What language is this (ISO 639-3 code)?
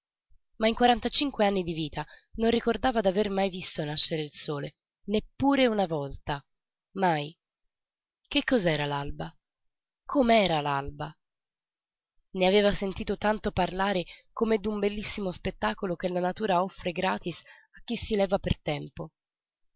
ita